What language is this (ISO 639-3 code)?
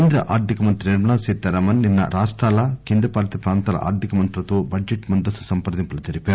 tel